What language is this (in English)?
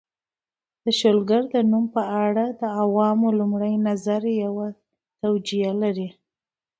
Pashto